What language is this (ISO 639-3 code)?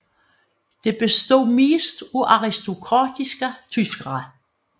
dan